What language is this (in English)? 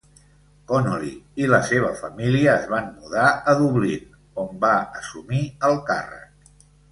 Catalan